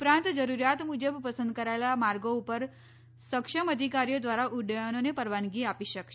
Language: Gujarati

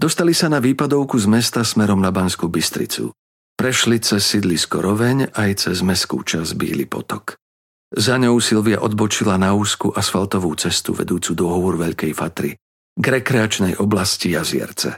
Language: Slovak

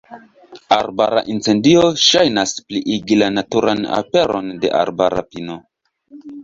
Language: Esperanto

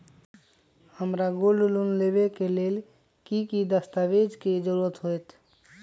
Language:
Magahi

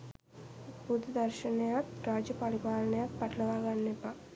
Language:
Sinhala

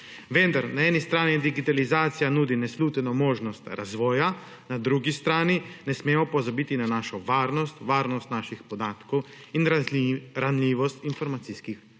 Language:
Slovenian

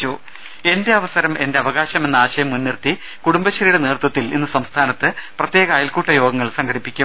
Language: Malayalam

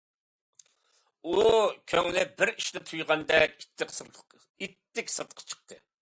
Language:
Uyghur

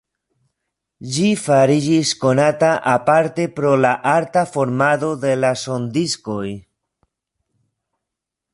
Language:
Esperanto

